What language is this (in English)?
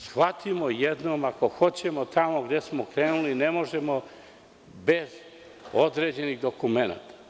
Serbian